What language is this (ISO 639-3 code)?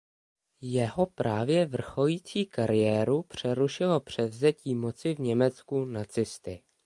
ces